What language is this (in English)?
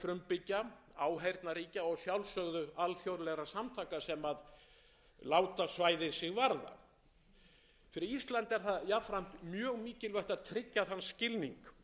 Icelandic